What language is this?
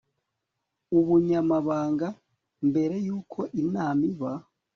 Kinyarwanda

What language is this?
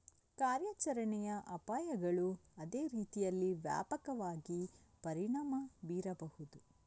Kannada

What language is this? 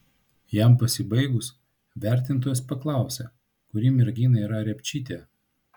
Lithuanian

